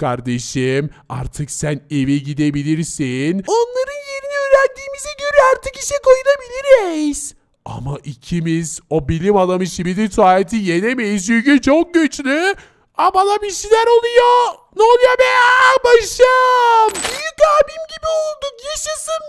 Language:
Turkish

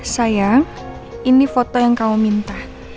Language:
Indonesian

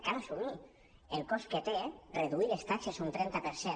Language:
Catalan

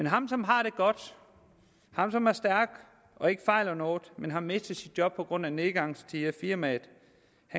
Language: Danish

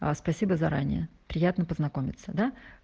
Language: Russian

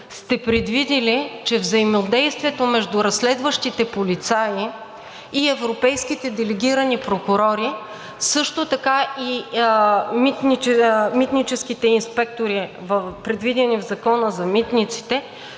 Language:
Bulgarian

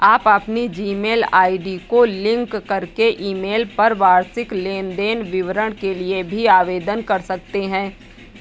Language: Hindi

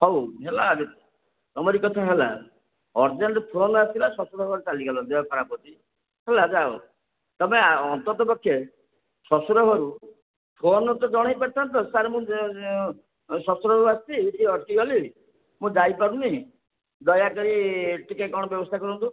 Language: Odia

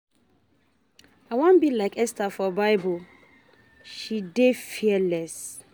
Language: Nigerian Pidgin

